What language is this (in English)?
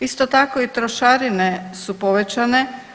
Croatian